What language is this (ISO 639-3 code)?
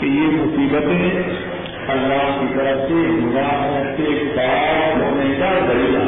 urd